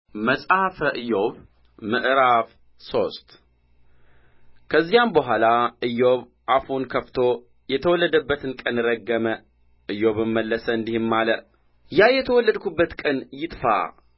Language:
Amharic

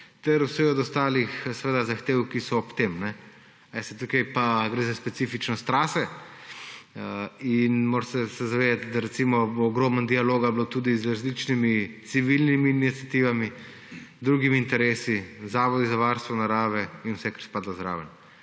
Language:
Slovenian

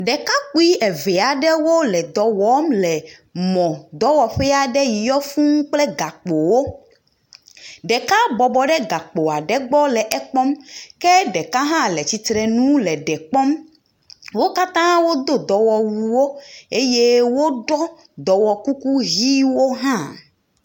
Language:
Ewe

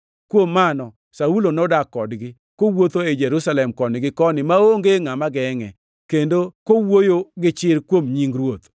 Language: Luo (Kenya and Tanzania)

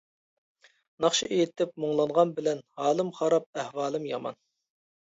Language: Uyghur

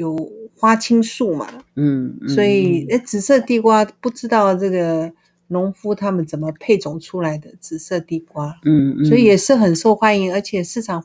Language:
Chinese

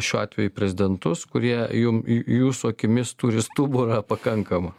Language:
Lithuanian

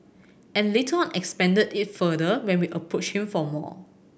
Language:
English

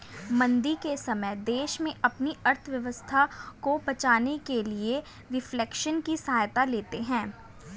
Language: Hindi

